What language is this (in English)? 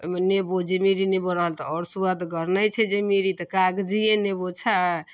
Maithili